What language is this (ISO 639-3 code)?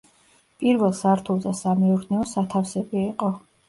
kat